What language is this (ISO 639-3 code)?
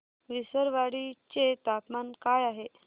mar